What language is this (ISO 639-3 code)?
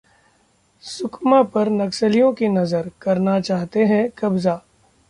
hin